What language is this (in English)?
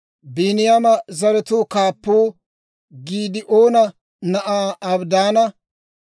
Dawro